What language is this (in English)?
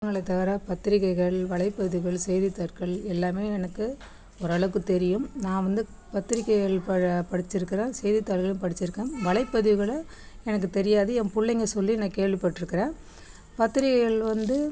Tamil